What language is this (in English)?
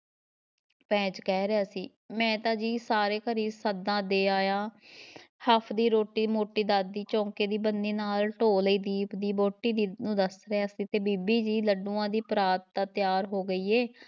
Punjabi